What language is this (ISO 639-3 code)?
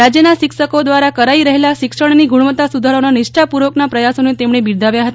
guj